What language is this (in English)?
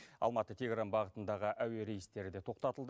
Kazakh